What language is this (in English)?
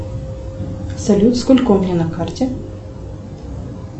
Russian